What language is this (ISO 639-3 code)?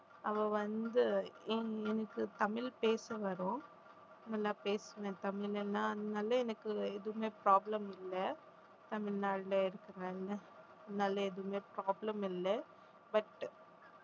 tam